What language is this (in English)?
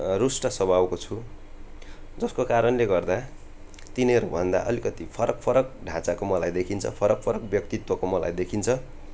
Nepali